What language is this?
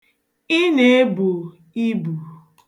Igbo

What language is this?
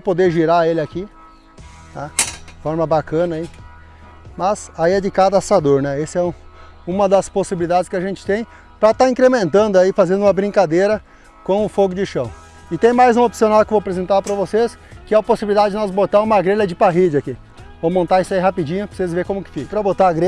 Portuguese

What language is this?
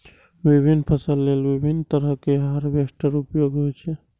Maithili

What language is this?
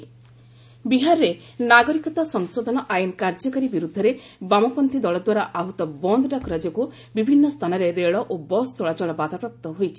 Odia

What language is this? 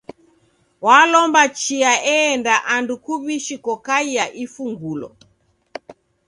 Taita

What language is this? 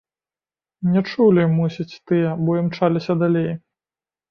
Belarusian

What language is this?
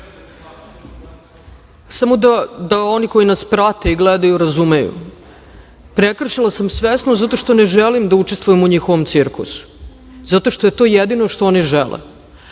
Serbian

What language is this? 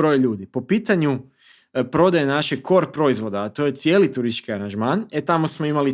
Croatian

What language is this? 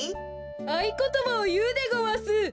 Japanese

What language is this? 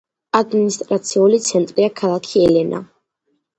Georgian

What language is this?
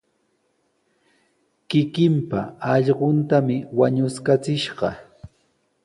Sihuas Ancash Quechua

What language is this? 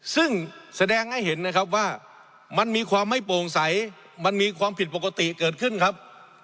Thai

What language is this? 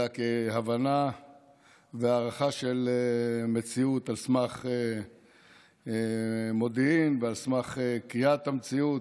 Hebrew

